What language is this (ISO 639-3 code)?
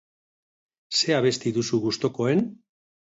eus